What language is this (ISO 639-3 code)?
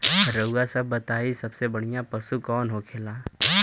bho